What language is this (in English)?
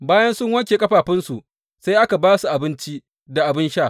Hausa